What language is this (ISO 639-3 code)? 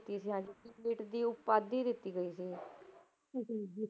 pan